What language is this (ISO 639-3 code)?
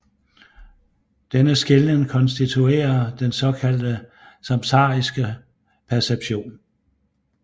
dan